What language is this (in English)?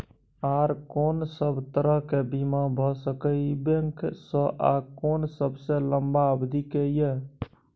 Maithili